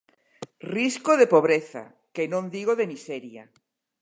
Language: Galician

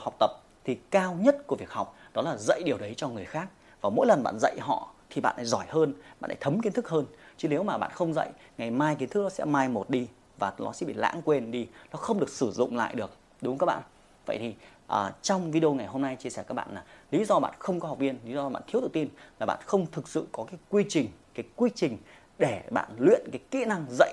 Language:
Vietnamese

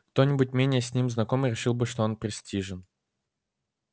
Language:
Russian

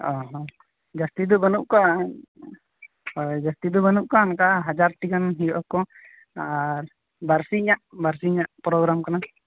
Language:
Santali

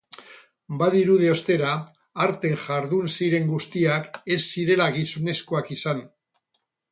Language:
Basque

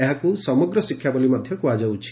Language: Odia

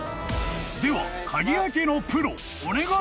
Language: Japanese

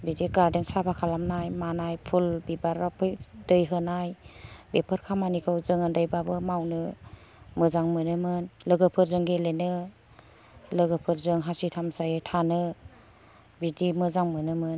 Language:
Bodo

